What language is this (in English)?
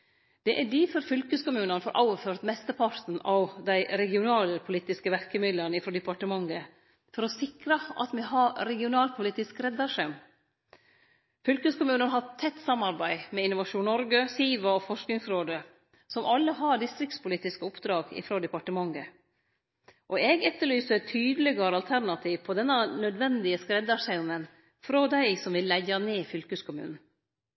Norwegian Nynorsk